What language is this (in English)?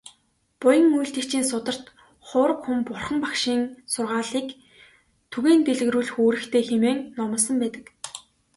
Mongolian